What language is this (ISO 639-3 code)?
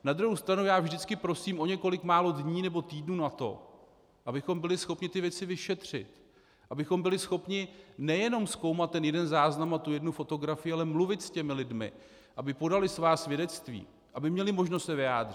ces